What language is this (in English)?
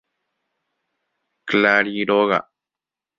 Guarani